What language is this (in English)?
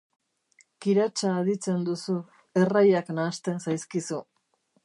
Basque